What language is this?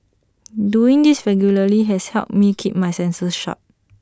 English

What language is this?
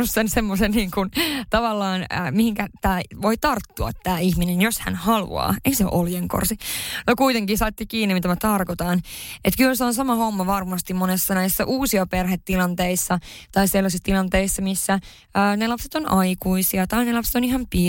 Finnish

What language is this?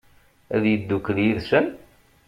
Kabyle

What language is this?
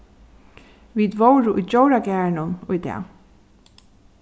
Faroese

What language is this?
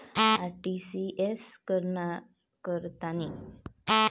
Marathi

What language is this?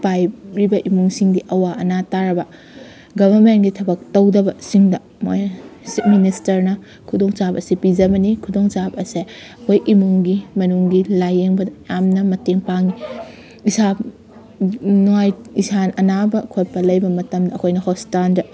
Manipuri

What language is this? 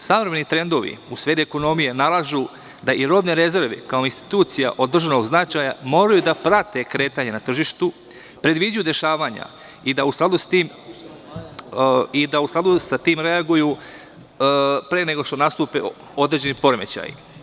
Serbian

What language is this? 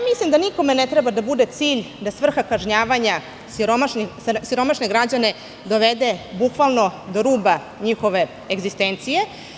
Serbian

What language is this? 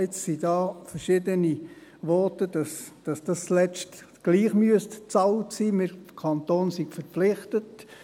Swiss German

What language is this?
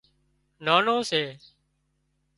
Wadiyara Koli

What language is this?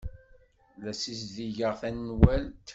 Kabyle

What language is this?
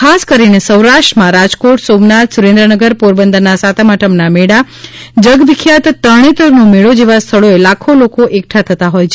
Gujarati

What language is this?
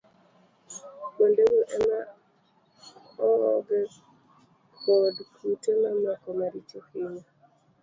Luo (Kenya and Tanzania)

